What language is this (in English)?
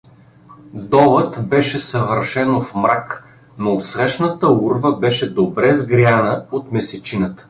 Bulgarian